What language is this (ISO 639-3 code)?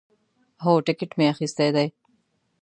pus